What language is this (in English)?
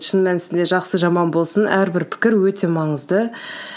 Kazakh